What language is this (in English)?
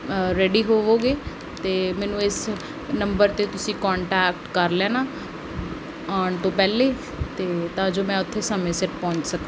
Punjabi